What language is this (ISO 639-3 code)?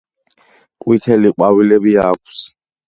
kat